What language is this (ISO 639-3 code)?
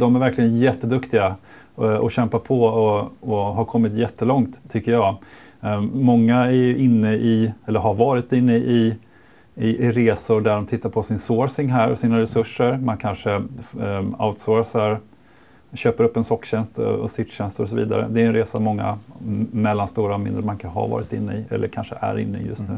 swe